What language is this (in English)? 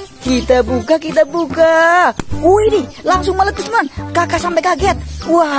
Indonesian